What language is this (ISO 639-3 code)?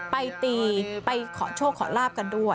tha